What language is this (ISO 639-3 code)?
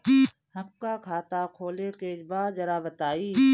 bho